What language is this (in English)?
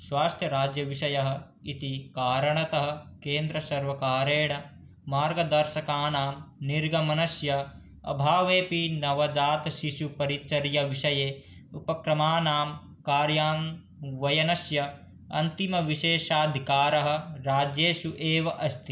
Sanskrit